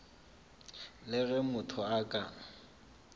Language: Northern Sotho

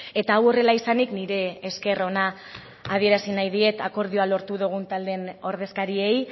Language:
Basque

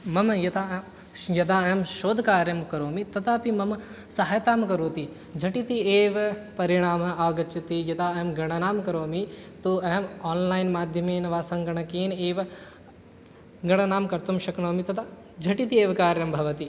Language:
Sanskrit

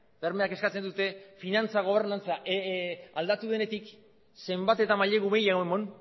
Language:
Basque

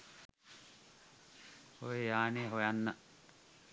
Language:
Sinhala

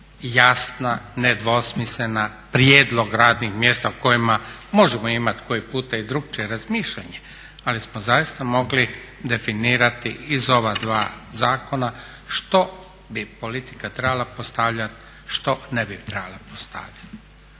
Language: Croatian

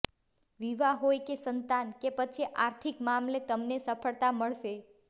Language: Gujarati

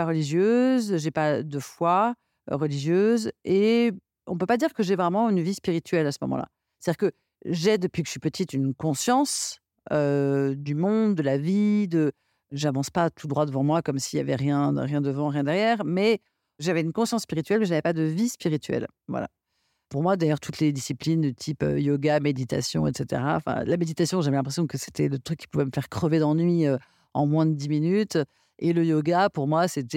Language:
French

